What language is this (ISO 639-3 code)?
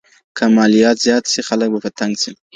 pus